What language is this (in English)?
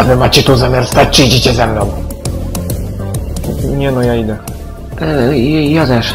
Polish